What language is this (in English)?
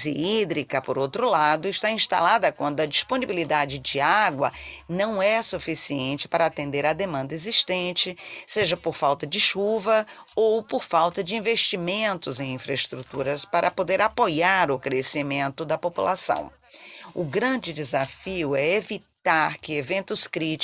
Portuguese